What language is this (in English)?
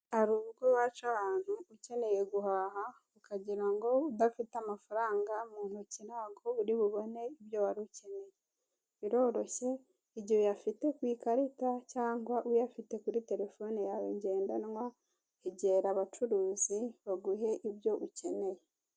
Kinyarwanda